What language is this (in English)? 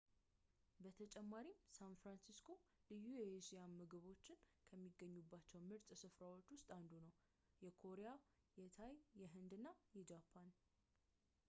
Amharic